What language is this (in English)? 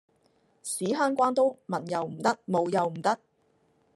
Cantonese